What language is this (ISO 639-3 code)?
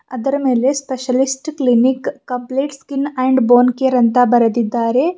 kan